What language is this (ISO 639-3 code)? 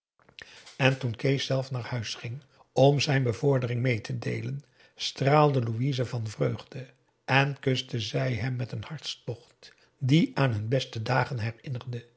nld